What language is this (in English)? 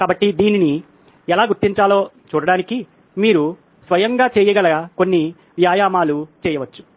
Telugu